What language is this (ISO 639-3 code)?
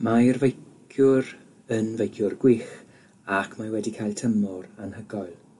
cym